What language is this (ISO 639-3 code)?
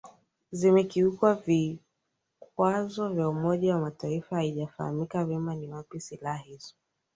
swa